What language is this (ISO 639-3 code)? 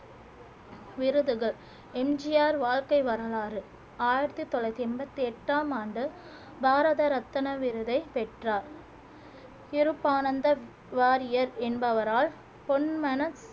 tam